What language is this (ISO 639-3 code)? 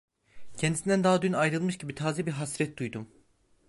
tur